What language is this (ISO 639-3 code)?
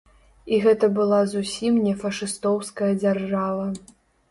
bel